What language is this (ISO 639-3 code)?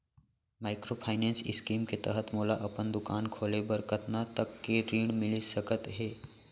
hne